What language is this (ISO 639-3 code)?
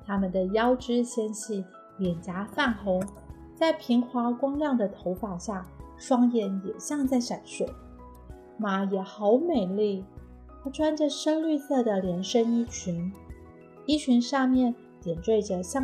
zho